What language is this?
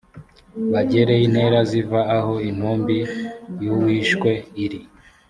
Kinyarwanda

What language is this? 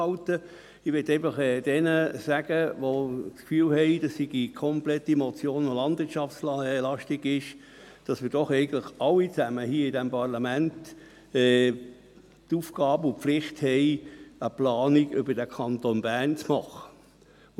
Swiss German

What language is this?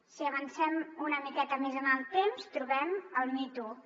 Catalan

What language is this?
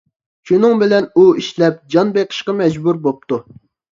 Uyghur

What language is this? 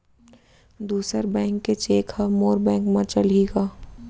Chhattisgarhi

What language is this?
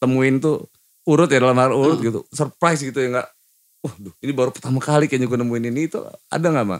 Indonesian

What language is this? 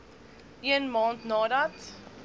Afrikaans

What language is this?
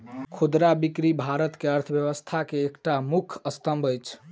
Maithili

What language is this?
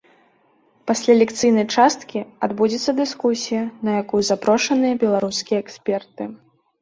Belarusian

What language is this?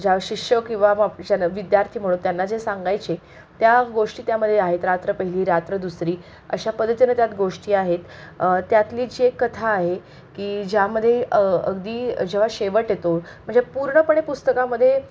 Marathi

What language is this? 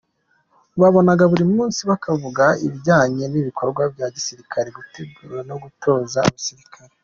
Kinyarwanda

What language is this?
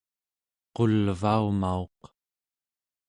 Central Yupik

